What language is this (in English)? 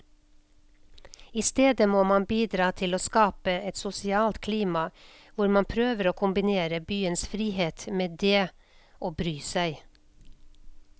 Norwegian